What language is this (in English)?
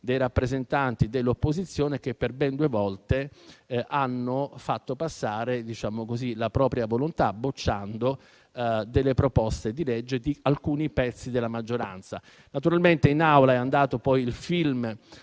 Italian